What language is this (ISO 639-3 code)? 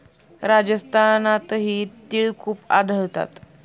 mar